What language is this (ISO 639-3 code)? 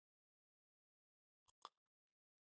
esu